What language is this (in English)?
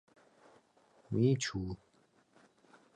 Mari